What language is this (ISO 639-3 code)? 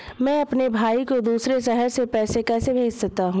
hin